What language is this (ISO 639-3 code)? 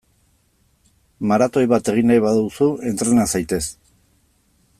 eus